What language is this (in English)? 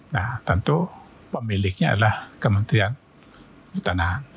Indonesian